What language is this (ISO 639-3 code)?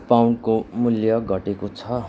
nep